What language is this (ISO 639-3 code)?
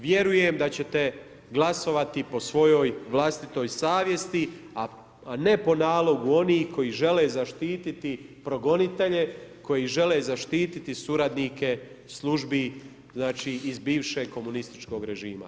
hrv